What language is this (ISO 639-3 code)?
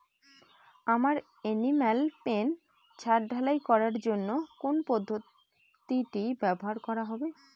ben